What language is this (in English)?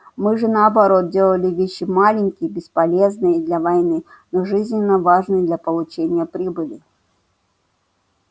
Russian